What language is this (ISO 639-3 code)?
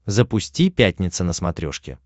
rus